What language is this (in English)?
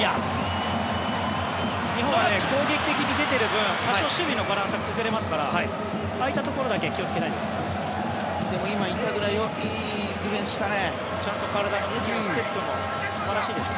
Japanese